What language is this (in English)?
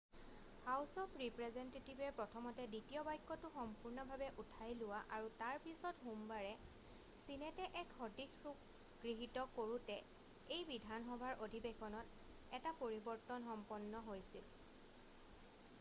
Assamese